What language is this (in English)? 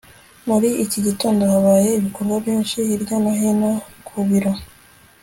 Kinyarwanda